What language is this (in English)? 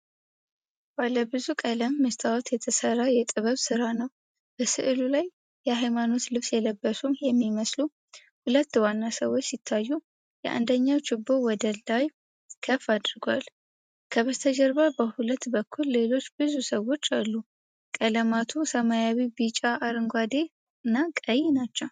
Amharic